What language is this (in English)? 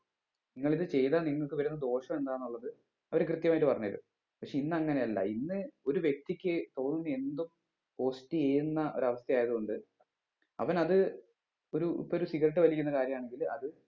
Malayalam